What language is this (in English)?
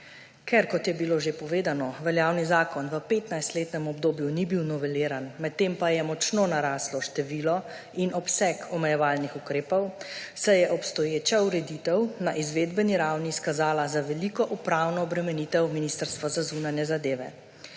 Slovenian